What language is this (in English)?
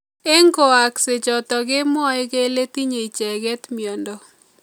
Kalenjin